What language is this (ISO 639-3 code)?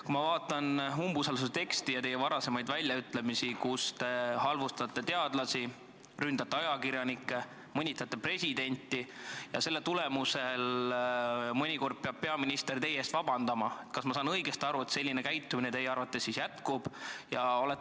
est